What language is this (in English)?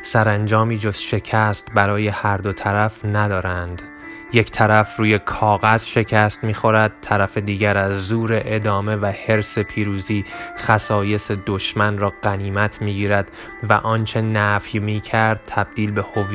Persian